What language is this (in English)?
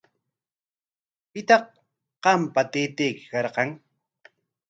Corongo Ancash Quechua